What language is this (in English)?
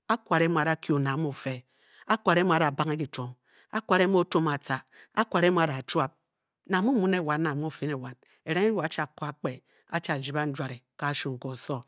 Bokyi